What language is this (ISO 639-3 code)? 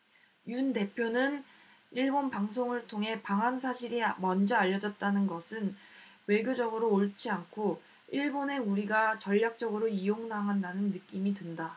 kor